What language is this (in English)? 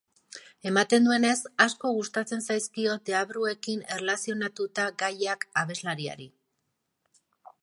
Basque